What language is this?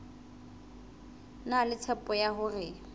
Southern Sotho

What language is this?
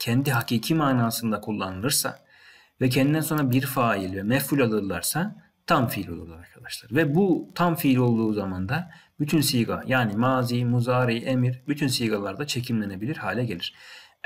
Turkish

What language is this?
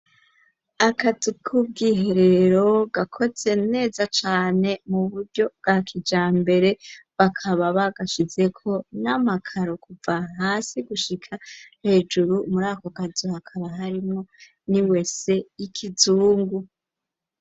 Rundi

